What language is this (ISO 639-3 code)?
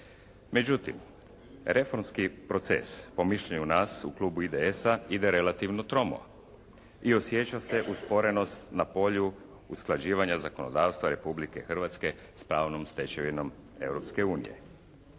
hrv